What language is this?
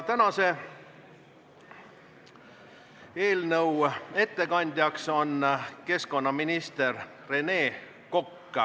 Estonian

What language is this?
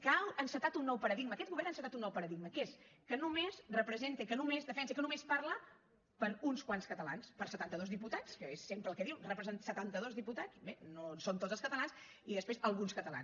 Catalan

